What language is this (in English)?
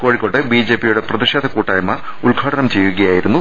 Malayalam